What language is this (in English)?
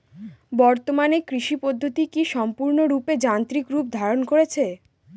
Bangla